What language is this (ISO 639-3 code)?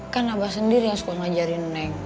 ind